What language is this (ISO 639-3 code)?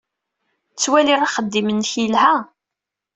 kab